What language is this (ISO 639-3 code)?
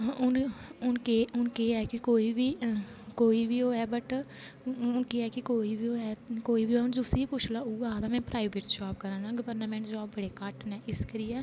doi